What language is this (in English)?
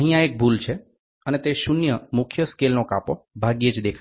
Gujarati